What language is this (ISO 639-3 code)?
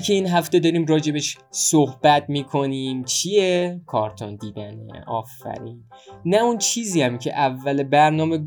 fas